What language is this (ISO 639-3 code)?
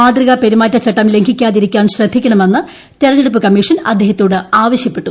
mal